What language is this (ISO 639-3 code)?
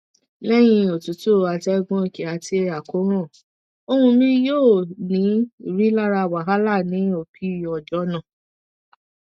yor